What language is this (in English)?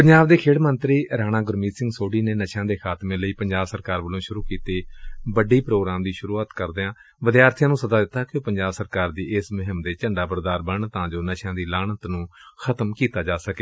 Punjabi